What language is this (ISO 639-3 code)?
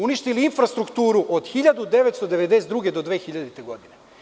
srp